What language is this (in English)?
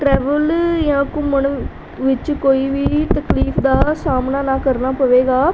Punjabi